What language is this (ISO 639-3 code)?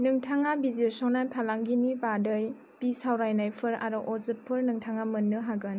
brx